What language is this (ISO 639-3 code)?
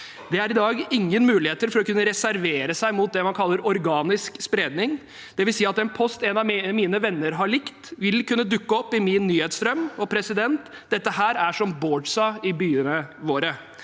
nor